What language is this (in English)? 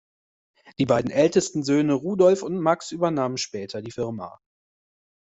German